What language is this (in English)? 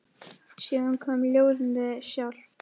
Icelandic